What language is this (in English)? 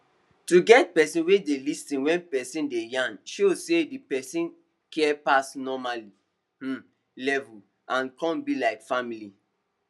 Nigerian Pidgin